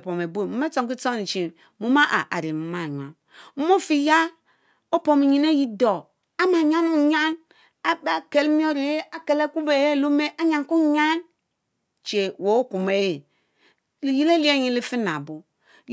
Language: Mbe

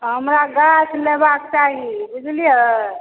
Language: Maithili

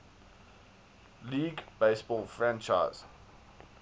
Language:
English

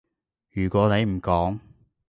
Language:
Cantonese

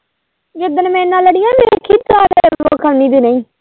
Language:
Punjabi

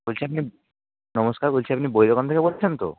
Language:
Bangla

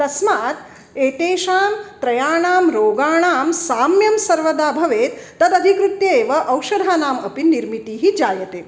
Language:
Sanskrit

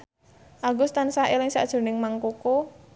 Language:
Javanese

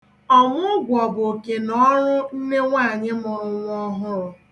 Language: Igbo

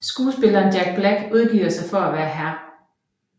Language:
Danish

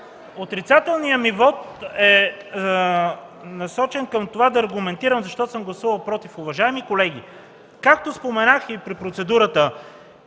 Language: Bulgarian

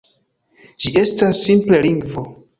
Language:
Esperanto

